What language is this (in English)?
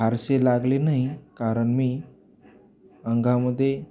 Marathi